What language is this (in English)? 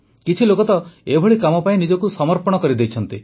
Odia